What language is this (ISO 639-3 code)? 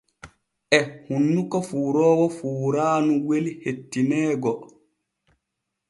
fue